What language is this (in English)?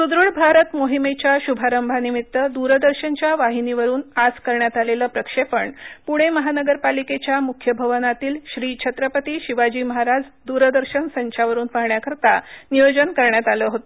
Marathi